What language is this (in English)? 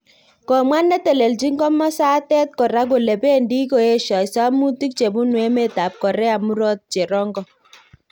Kalenjin